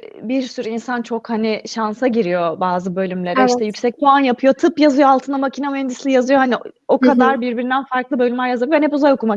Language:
Turkish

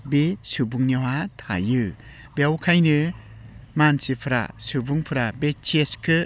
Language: Bodo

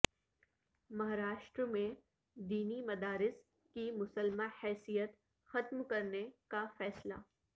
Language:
Urdu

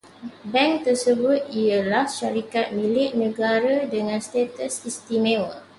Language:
Malay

